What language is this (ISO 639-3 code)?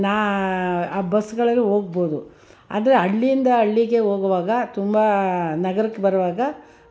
kan